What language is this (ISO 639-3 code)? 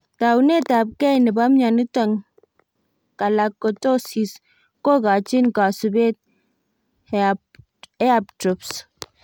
kln